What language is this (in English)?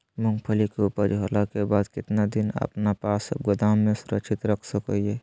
Magahi